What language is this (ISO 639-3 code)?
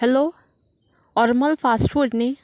kok